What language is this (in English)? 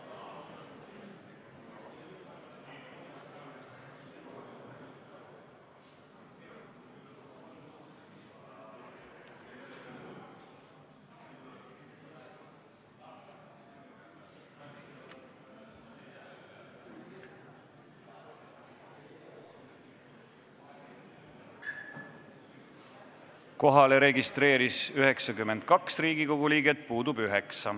Estonian